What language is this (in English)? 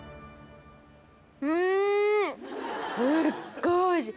Japanese